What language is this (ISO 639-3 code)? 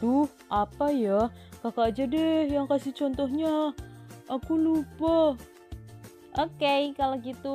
ind